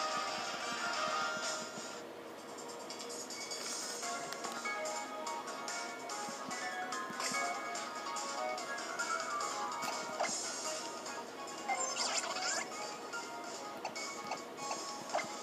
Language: French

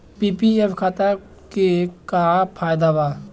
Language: Bhojpuri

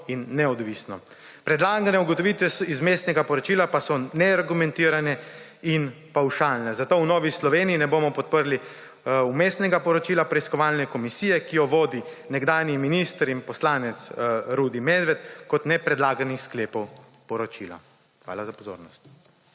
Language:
Slovenian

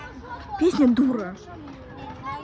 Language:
Russian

